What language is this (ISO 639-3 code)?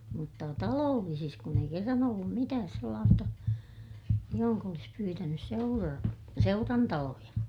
fin